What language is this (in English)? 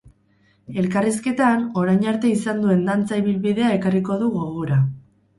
Basque